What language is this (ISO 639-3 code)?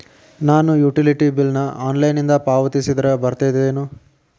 kan